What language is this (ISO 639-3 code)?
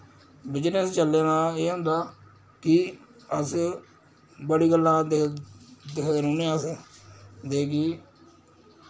doi